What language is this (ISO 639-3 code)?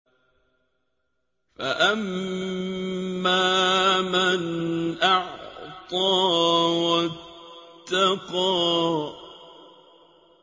ara